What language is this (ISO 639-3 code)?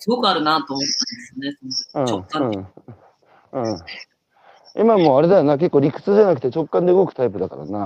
jpn